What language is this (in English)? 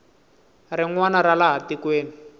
Tsonga